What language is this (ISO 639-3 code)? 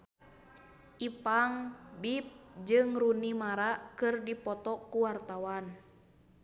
sun